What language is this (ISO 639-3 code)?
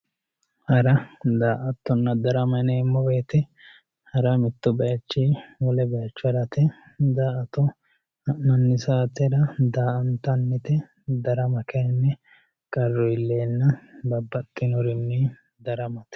sid